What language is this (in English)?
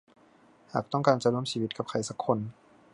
Thai